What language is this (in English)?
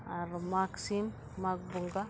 Santali